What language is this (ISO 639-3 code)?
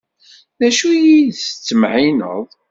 kab